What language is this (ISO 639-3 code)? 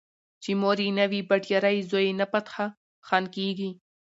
pus